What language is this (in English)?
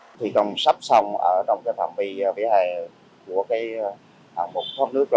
Vietnamese